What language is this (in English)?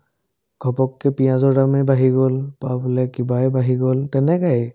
Assamese